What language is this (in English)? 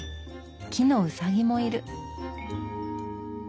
Japanese